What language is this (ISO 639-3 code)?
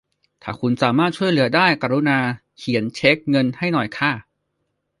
tha